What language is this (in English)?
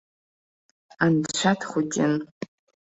Abkhazian